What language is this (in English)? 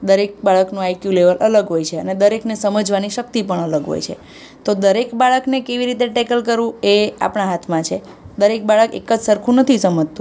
Gujarati